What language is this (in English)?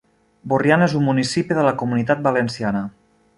Catalan